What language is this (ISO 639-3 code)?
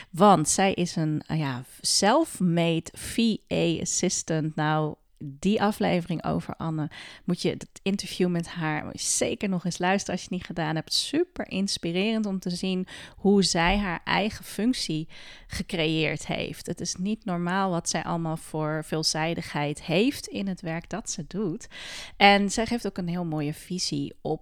nld